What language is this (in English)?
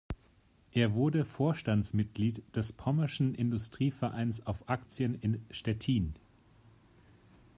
German